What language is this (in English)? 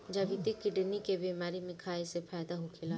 Bhojpuri